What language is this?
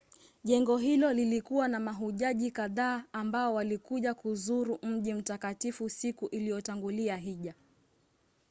Swahili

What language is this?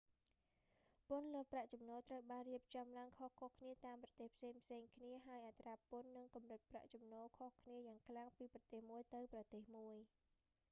Khmer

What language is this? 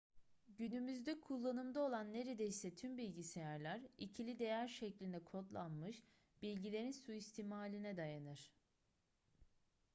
Turkish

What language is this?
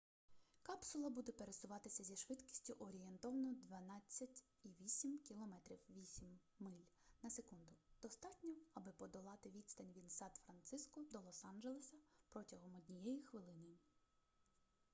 Ukrainian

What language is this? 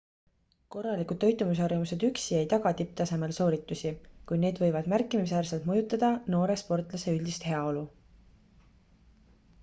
Estonian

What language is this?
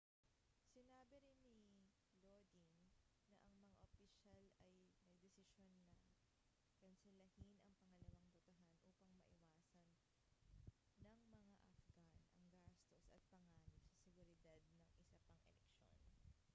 Filipino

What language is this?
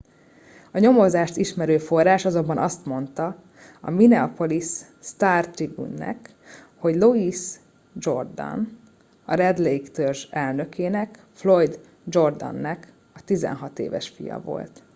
Hungarian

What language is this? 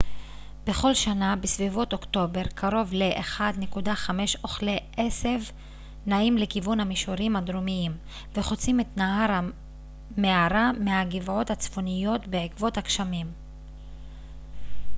Hebrew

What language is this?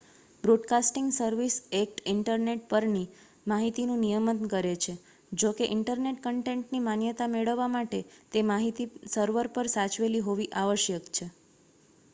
Gujarati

